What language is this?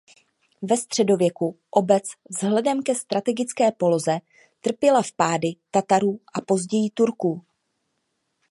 Czech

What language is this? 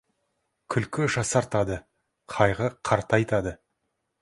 Kazakh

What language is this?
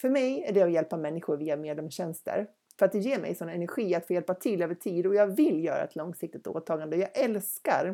Swedish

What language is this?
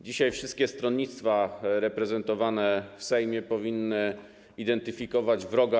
Polish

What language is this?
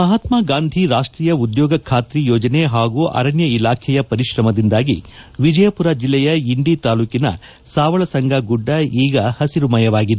Kannada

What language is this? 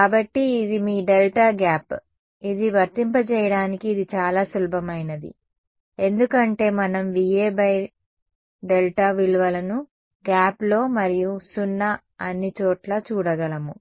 Telugu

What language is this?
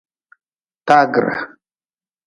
Nawdm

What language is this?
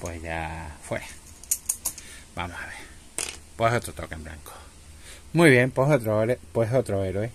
Spanish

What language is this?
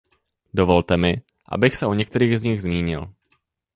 Czech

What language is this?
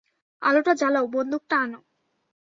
Bangla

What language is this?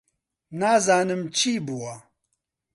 Central Kurdish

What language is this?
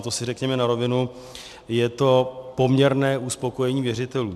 Czech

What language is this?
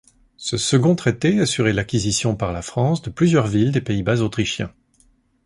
French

